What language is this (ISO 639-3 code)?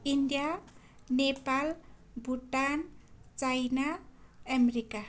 nep